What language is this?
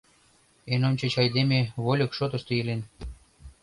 Mari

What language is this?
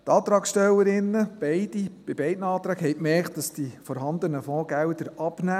Swiss German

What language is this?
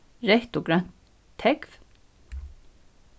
Faroese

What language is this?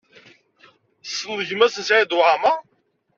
Kabyle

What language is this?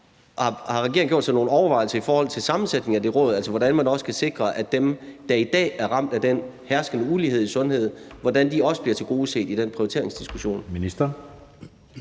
Danish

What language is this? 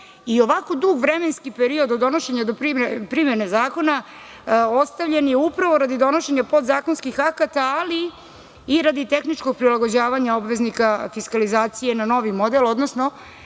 Serbian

